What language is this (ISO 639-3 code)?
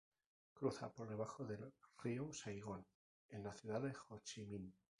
spa